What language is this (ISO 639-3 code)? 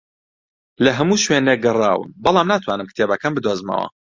ckb